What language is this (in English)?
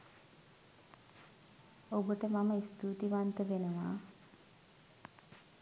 Sinhala